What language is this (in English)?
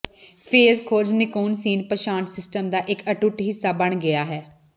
Punjabi